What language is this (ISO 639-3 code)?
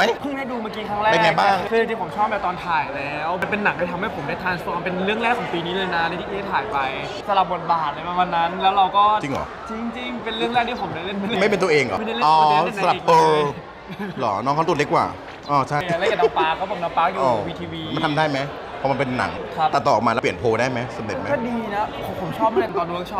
tha